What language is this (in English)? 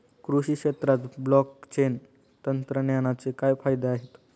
Marathi